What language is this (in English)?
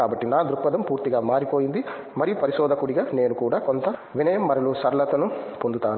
Telugu